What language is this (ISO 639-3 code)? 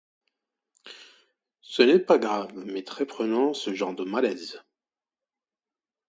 fra